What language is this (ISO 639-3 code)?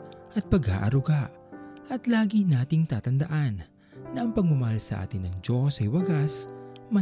fil